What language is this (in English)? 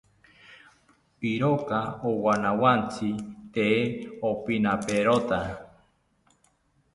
South Ucayali Ashéninka